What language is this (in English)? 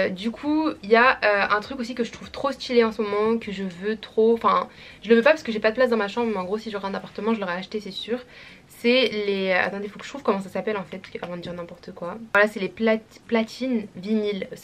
French